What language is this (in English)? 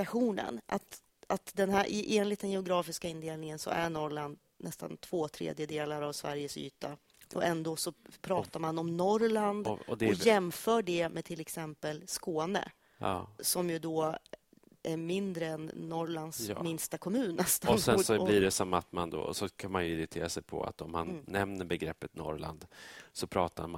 Swedish